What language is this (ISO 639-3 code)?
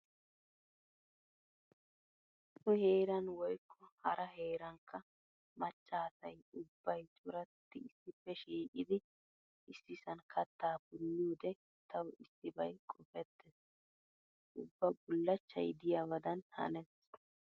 wal